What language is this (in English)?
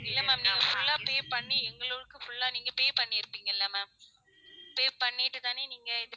Tamil